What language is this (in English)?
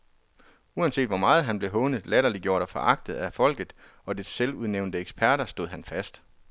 Danish